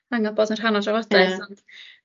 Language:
Welsh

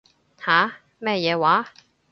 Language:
Cantonese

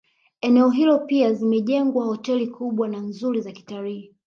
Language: Swahili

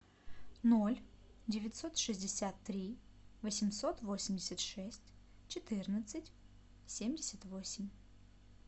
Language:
Russian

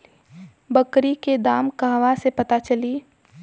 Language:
Bhojpuri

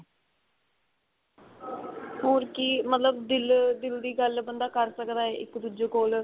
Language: Punjabi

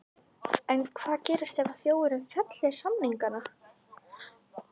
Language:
Icelandic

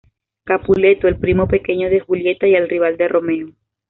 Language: Spanish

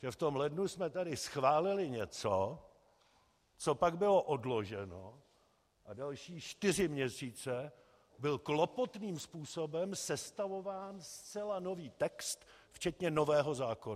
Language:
Czech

